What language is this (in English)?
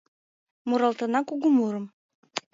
Mari